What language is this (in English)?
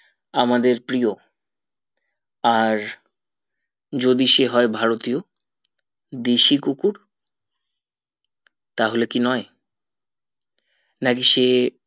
Bangla